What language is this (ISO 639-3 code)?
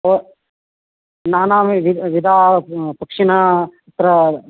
san